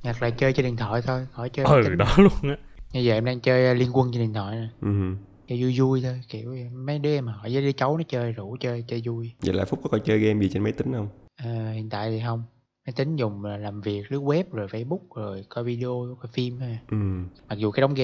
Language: Vietnamese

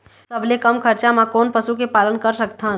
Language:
Chhattisgarhi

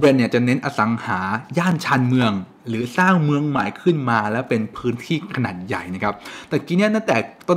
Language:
Thai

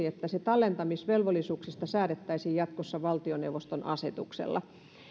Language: Finnish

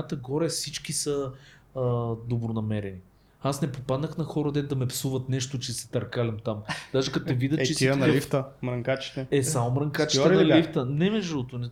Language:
Bulgarian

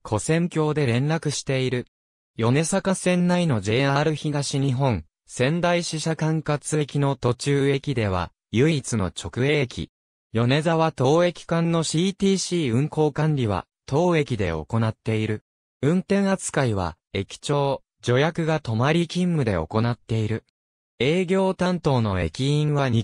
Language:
Japanese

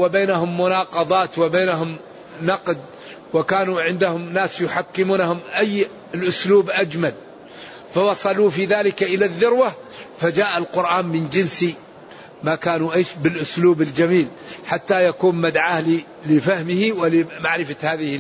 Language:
Arabic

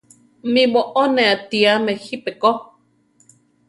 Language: Central Tarahumara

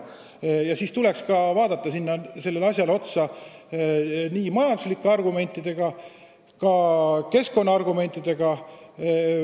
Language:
Estonian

